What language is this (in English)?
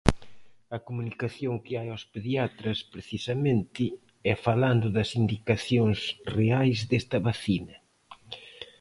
Galician